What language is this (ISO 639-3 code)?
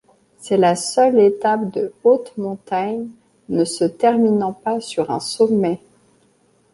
fra